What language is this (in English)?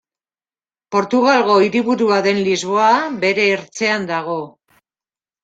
Basque